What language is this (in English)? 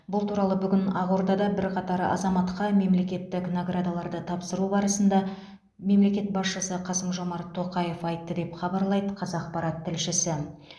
Kazakh